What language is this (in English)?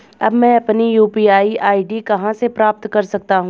Hindi